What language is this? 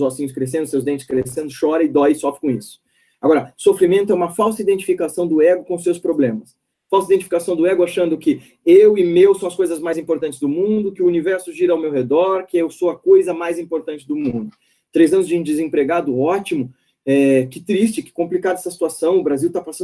Portuguese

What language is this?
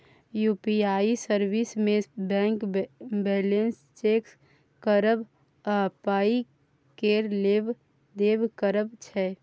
Maithili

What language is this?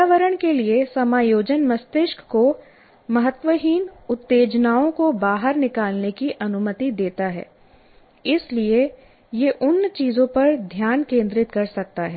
Hindi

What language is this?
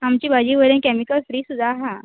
Konkani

